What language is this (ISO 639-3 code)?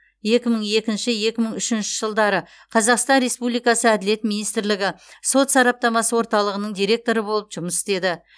kaz